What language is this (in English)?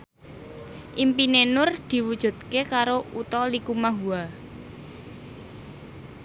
Javanese